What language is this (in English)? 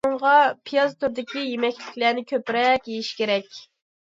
Uyghur